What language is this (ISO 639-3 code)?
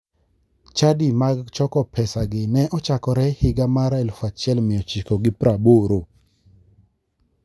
luo